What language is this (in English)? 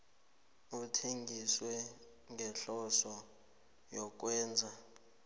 South Ndebele